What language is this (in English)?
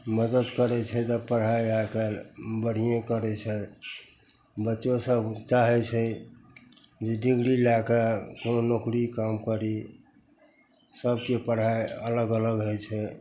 Maithili